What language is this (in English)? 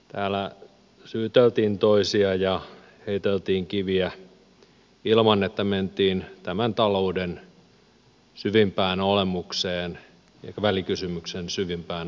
Finnish